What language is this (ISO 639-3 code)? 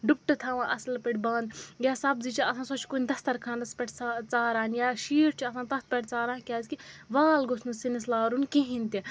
kas